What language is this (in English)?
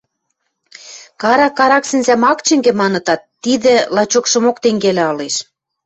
Western Mari